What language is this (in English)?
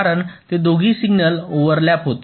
Marathi